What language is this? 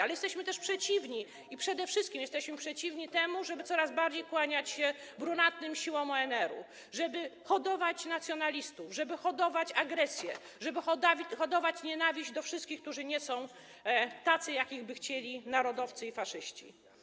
Polish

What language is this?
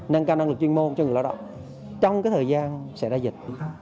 Vietnamese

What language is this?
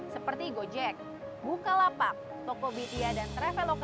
Indonesian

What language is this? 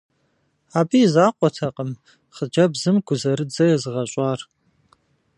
Kabardian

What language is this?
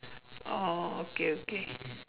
English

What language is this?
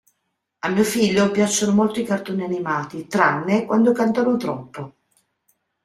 Italian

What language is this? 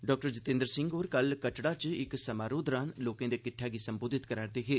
Dogri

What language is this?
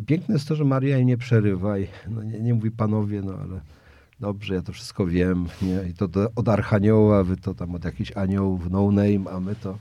Polish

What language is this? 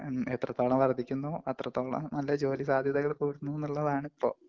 Malayalam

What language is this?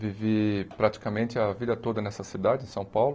Portuguese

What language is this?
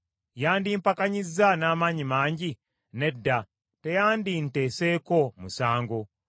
Ganda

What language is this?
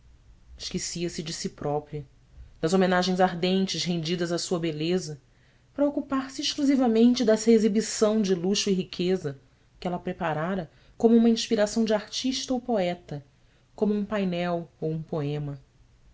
Portuguese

